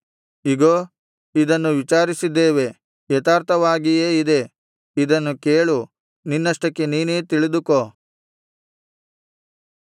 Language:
Kannada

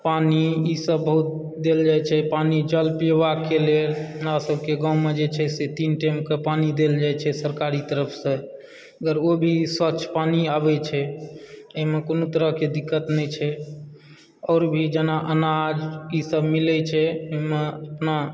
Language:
Maithili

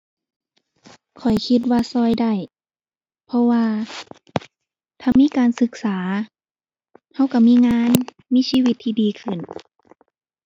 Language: Thai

